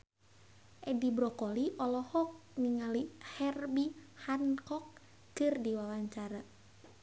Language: Sundanese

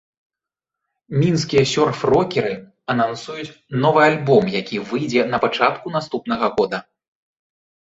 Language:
Belarusian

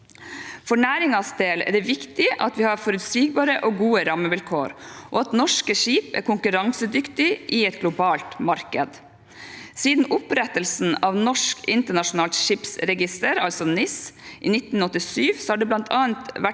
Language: Norwegian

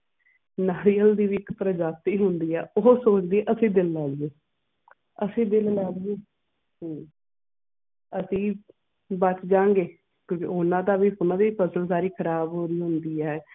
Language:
Punjabi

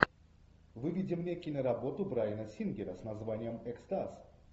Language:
Russian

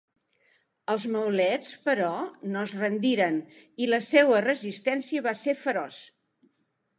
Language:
Catalan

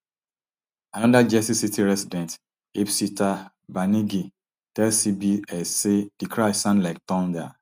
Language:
Nigerian Pidgin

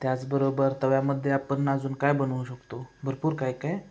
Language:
Marathi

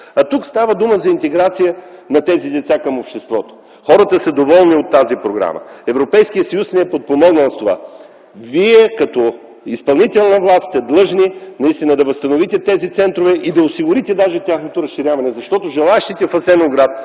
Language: Bulgarian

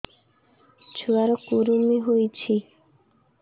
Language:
Odia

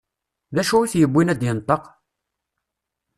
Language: Kabyle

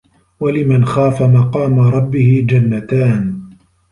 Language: Arabic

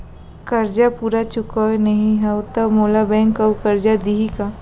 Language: Chhattisgarhi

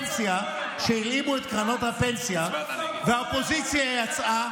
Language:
Hebrew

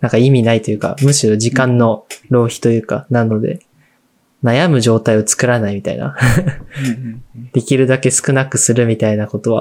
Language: Japanese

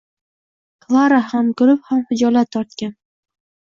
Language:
Uzbek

